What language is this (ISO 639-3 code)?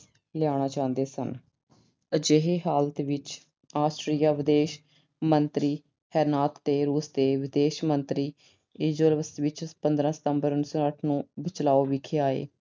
pan